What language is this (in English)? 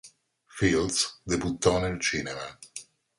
Italian